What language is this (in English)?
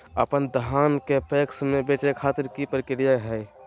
Magahi